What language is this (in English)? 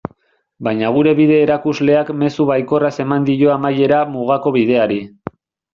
Basque